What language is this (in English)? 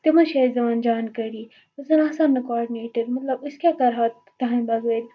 Kashmiri